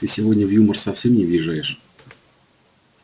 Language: Russian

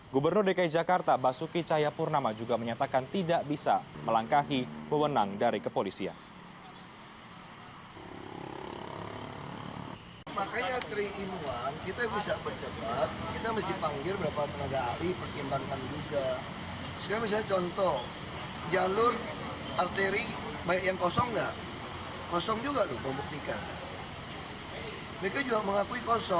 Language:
Indonesian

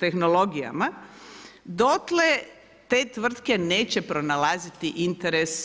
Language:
Croatian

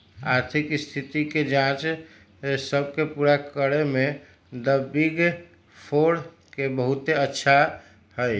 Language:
Magahi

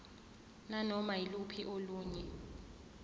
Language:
Zulu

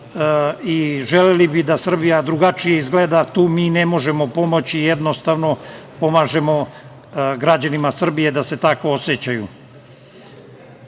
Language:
Serbian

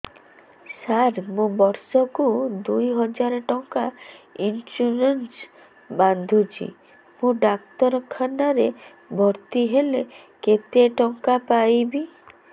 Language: Odia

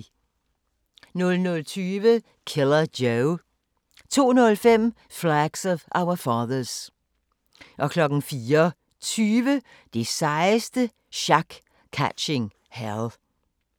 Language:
Danish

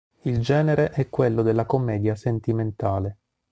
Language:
Italian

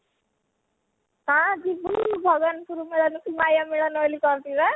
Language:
Odia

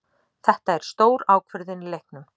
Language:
Icelandic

